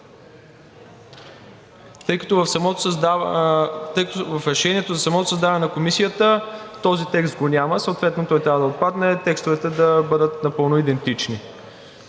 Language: Bulgarian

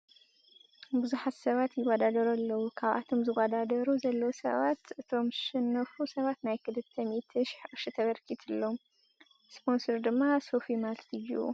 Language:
Tigrinya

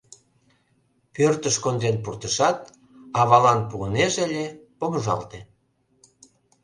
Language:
Mari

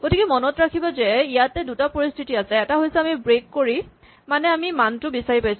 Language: Assamese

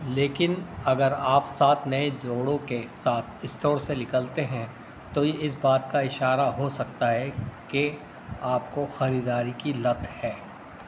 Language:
Urdu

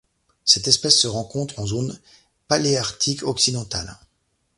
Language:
French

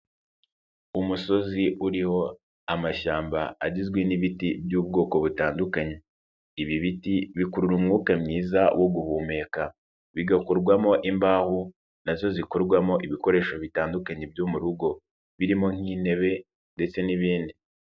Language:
Kinyarwanda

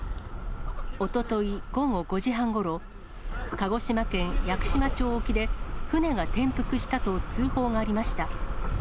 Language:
Japanese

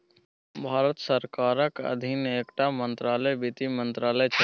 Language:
Maithili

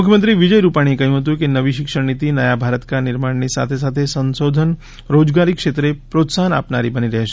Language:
Gujarati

